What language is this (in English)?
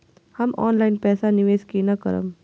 Maithili